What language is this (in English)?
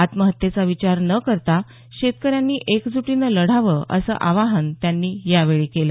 Marathi